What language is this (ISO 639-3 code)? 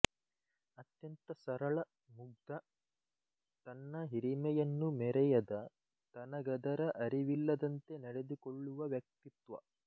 kan